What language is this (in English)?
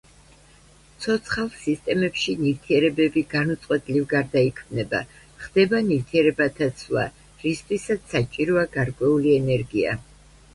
Georgian